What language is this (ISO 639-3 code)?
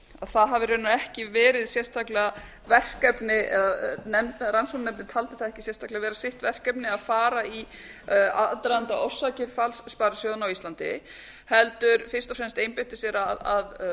isl